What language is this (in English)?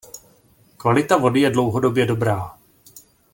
Czech